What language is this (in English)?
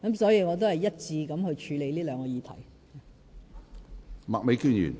Cantonese